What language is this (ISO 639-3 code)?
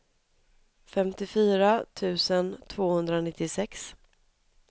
swe